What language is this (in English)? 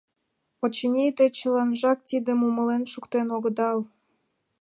Mari